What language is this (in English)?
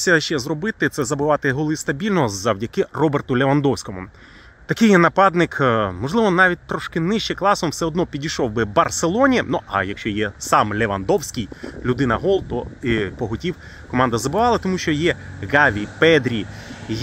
Ukrainian